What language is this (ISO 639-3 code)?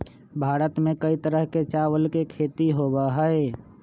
mag